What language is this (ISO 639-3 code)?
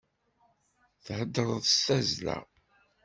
kab